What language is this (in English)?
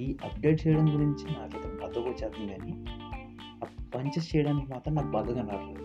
Telugu